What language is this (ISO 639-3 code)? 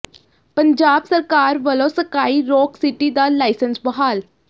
pan